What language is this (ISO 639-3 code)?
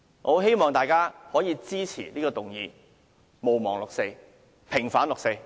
yue